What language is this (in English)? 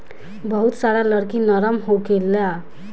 Bhojpuri